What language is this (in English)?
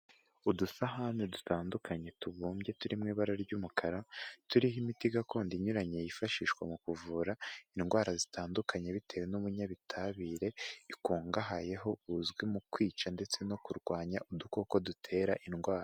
Kinyarwanda